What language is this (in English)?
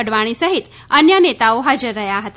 Gujarati